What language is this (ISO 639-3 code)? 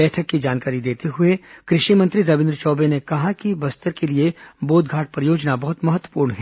hin